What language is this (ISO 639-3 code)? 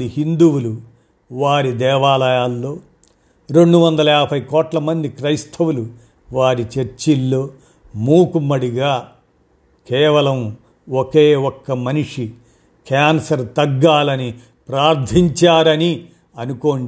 tel